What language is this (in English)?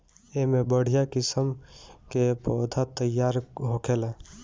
Bhojpuri